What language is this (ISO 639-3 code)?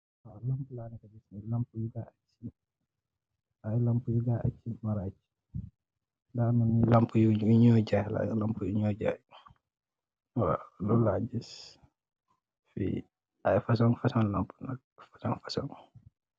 wol